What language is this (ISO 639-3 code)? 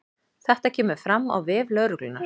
isl